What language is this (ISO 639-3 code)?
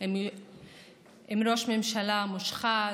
heb